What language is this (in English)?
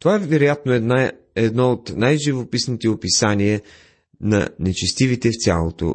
Bulgarian